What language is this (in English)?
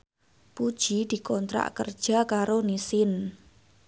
Javanese